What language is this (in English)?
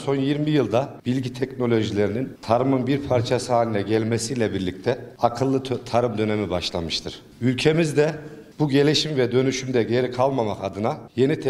Turkish